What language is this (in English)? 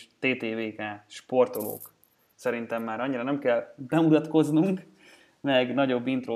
Hungarian